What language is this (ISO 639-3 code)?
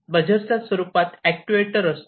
mar